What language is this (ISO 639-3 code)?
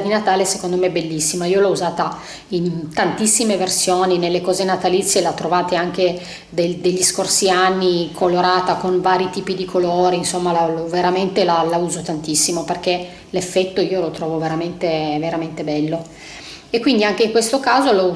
ita